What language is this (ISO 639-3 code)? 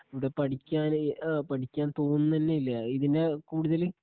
mal